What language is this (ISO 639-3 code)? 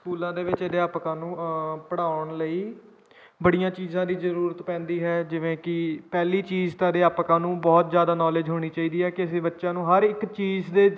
pan